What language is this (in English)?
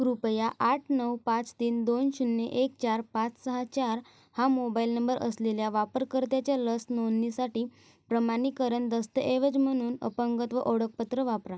Marathi